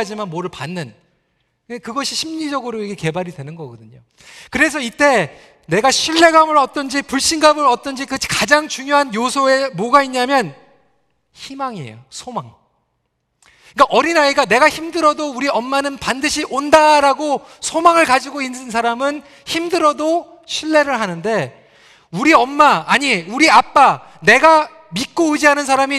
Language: Korean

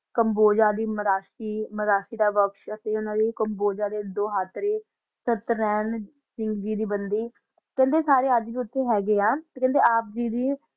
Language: Punjabi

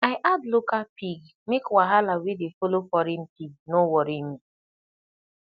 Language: Nigerian Pidgin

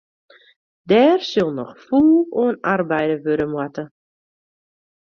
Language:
Western Frisian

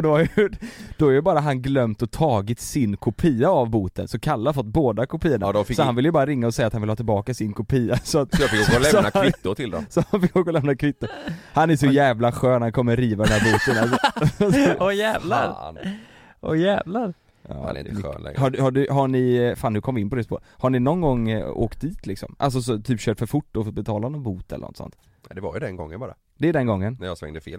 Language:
Swedish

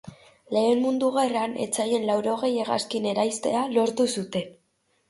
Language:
Basque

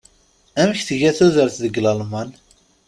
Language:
Kabyle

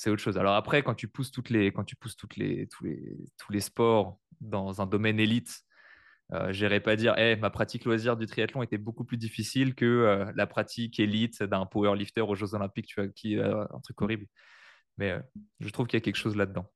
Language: French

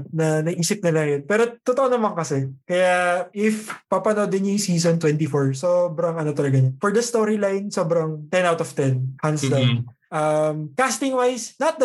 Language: Filipino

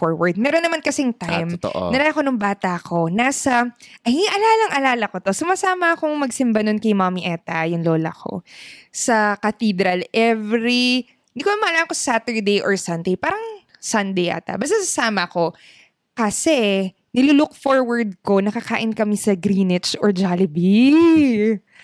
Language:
Filipino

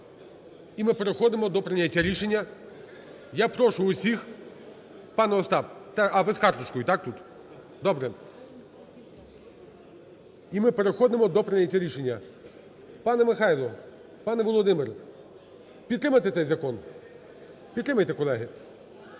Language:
Ukrainian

